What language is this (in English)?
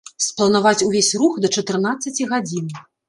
Belarusian